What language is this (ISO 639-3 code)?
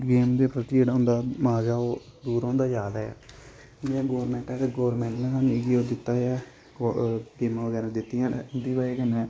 doi